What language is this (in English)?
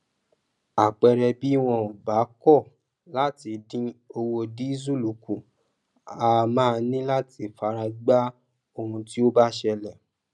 Yoruba